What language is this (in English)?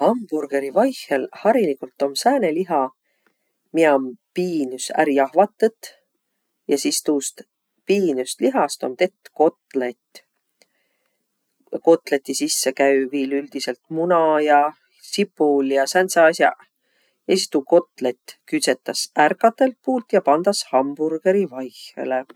Võro